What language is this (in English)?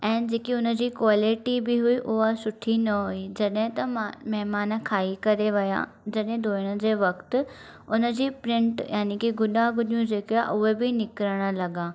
Sindhi